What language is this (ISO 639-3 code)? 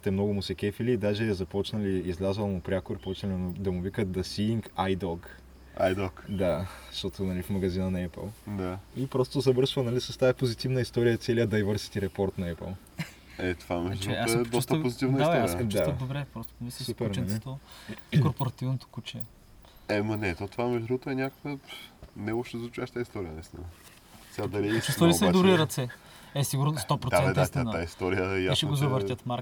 bul